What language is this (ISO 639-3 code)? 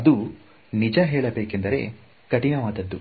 kan